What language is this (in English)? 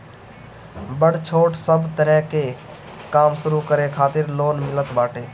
Bhojpuri